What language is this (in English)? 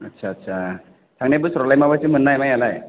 Bodo